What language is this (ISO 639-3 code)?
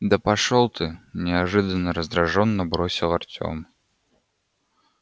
rus